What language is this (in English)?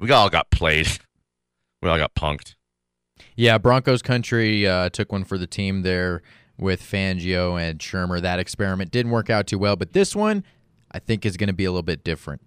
English